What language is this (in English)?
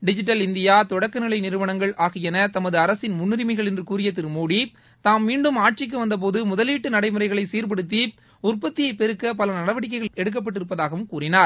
Tamil